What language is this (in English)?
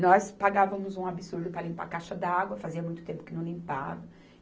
Portuguese